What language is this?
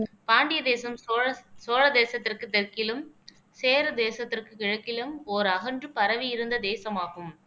Tamil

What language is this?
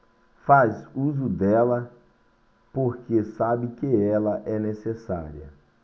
Portuguese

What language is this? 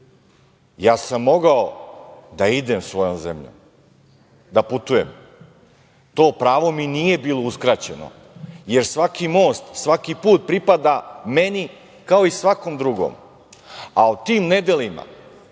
Serbian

